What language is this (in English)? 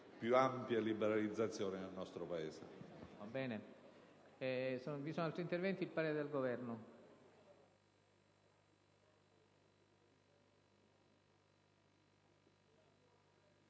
Italian